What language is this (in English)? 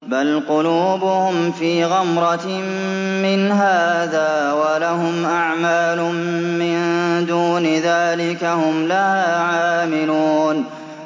Arabic